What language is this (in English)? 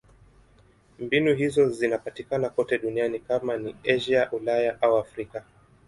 Swahili